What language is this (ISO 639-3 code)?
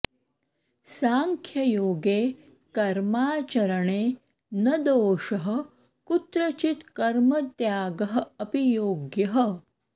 san